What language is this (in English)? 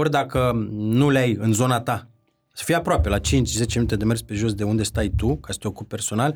Romanian